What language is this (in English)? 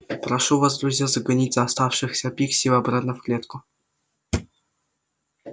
Russian